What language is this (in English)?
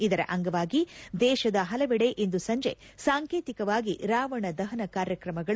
Kannada